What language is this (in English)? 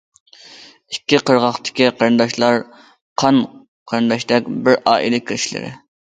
Uyghur